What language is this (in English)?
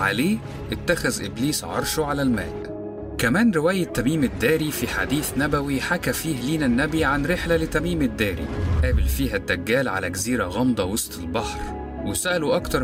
Arabic